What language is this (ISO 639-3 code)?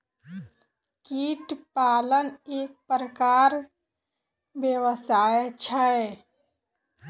mai